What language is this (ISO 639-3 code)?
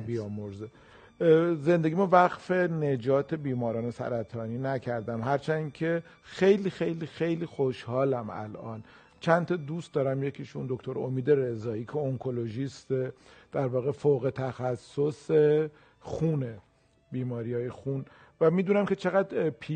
fas